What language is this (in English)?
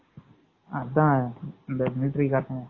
Tamil